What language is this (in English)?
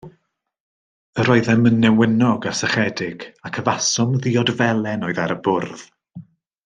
Welsh